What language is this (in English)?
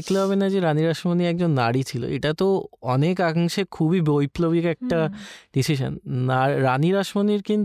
Bangla